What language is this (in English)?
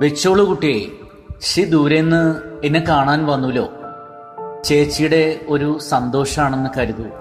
Malayalam